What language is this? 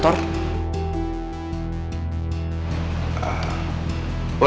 Indonesian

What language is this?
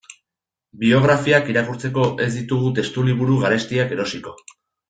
Basque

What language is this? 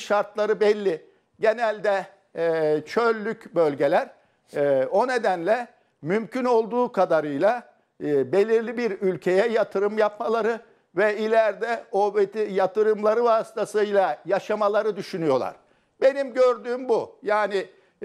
Turkish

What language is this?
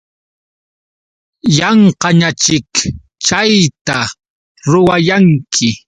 Yauyos Quechua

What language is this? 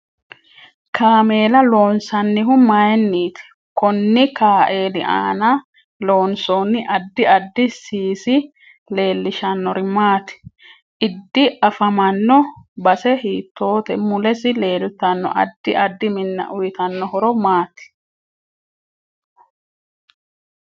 Sidamo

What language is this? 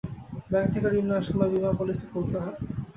Bangla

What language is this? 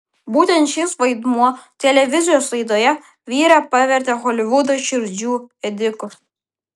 Lithuanian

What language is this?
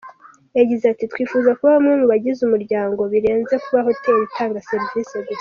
Kinyarwanda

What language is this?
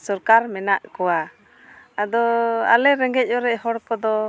Santali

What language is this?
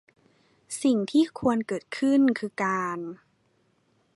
Thai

